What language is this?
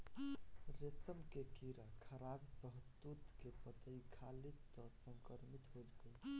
Bhojpuri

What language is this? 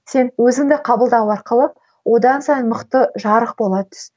Kazakh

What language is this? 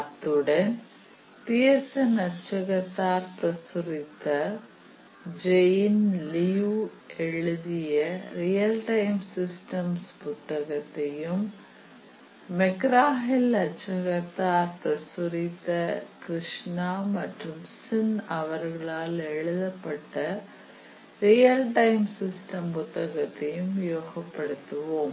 Tamil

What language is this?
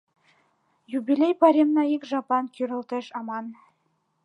Mari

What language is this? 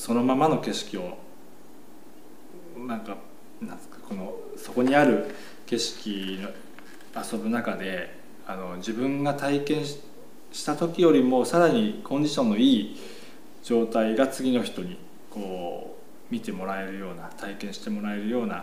Japanese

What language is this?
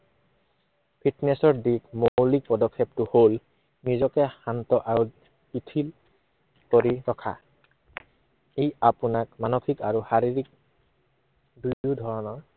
Assamese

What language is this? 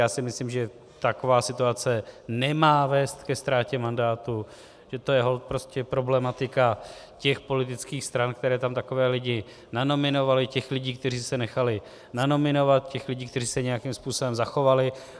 Czech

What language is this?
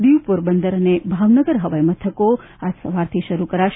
Gujarati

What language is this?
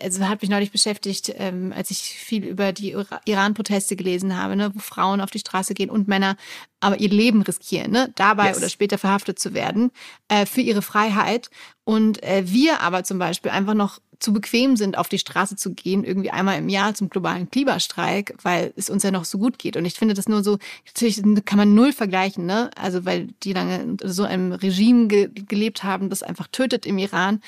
German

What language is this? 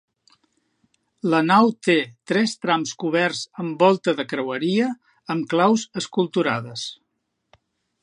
Catalan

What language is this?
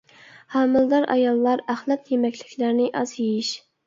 Uyghur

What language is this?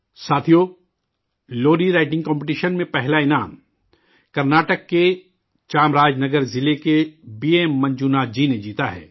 Urdu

